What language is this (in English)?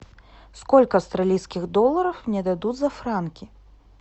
Russian